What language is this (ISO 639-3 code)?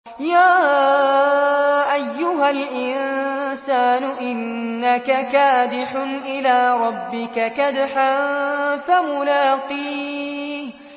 ara